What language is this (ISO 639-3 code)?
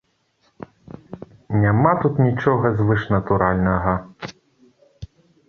bel